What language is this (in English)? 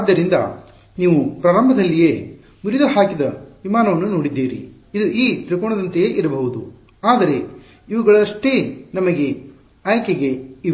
Kannada